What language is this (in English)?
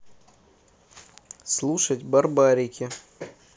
Russian